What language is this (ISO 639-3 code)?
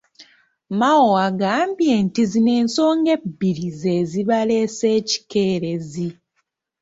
lug